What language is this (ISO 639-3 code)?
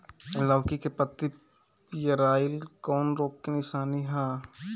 bho